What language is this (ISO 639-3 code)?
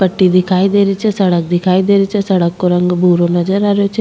raj